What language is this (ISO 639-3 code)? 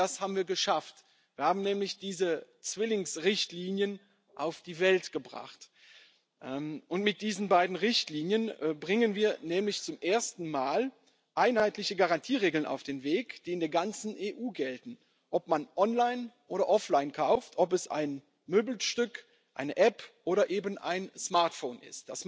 deu